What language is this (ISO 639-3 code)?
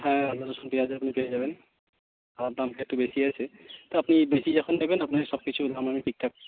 ben